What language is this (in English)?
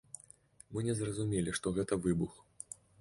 Belarusian